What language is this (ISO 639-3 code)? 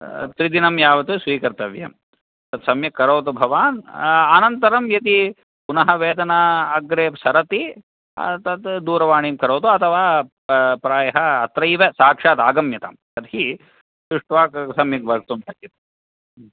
san